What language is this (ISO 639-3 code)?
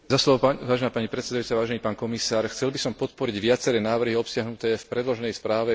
slk